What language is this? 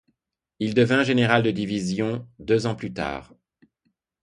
French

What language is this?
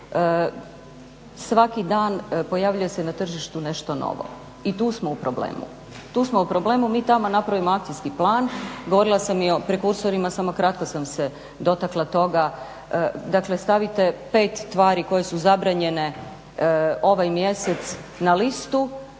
Croatian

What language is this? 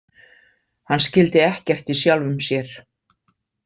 Icelandic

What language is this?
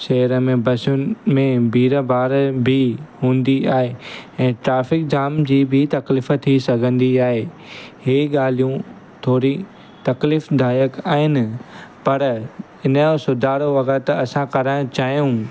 Sindhi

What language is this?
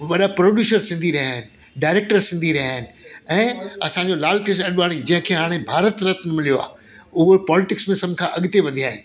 Sindhi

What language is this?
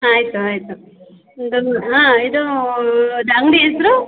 Kannada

